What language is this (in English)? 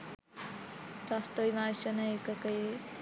Sinhala